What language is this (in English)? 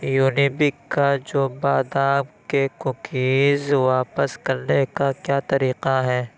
Urdu